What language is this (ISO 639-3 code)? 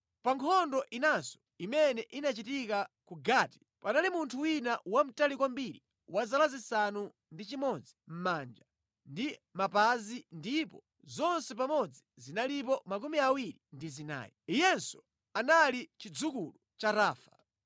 nya